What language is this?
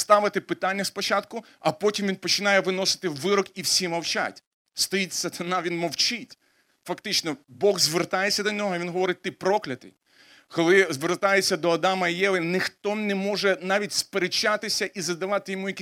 Ukrainian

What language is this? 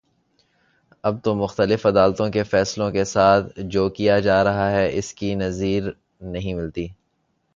Urdu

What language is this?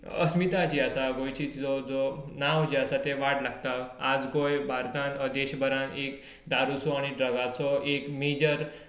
Konkani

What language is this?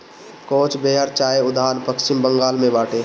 Bhojpuri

